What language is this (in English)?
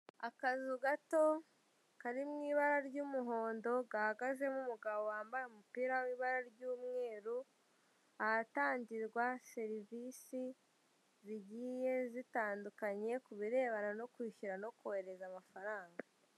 Kinyarwanda